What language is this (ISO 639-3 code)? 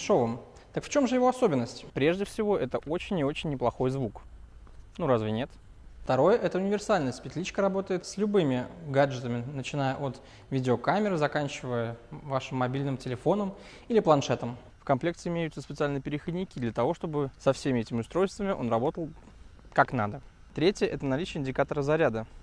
rus